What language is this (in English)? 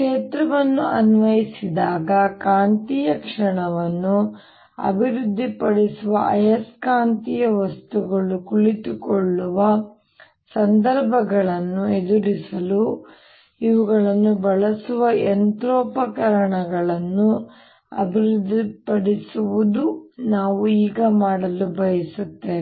Kannada